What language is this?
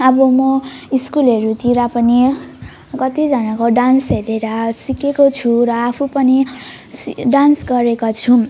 Nepali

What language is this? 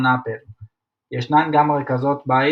Hebrew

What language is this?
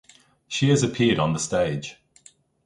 English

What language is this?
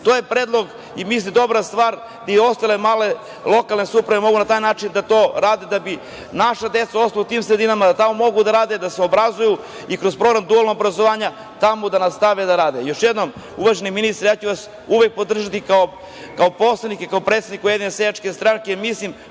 Serbian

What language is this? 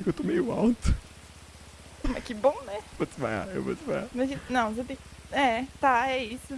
Portuguese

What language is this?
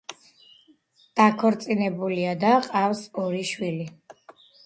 Georgian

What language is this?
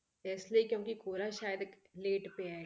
Punjabi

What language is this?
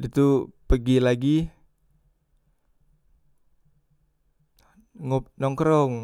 Musi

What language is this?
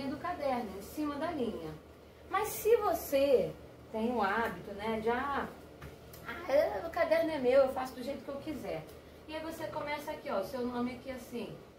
Portuguese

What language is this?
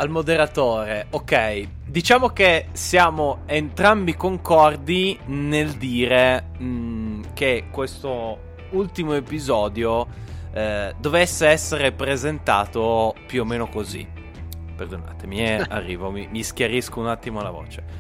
Italian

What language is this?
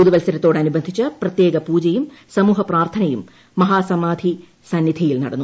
Malayalam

